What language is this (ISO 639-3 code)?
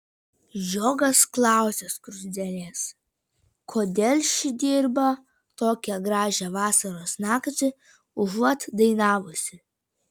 lit